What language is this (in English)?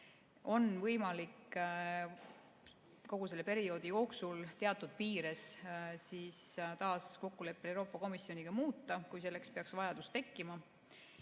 Estonian